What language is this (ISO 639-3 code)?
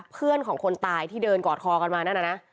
tha